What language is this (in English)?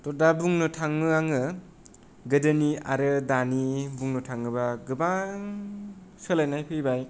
Bodo